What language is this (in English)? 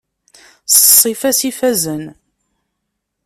Kabyle